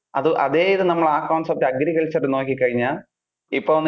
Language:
Malayalam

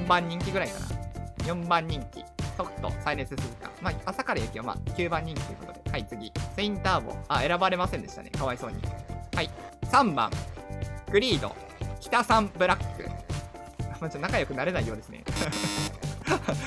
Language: Japanese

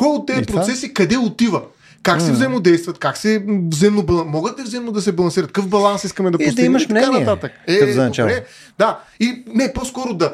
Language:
Bulgarian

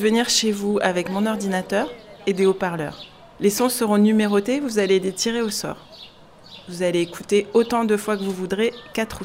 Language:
French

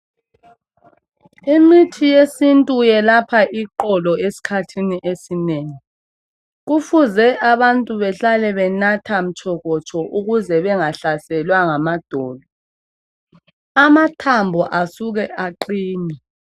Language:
North Ndebele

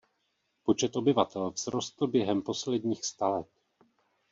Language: Czech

